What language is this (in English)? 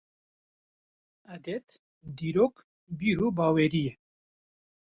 Kurdish